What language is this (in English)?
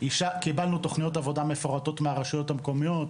Hebrew